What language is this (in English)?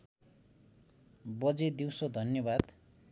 Nepali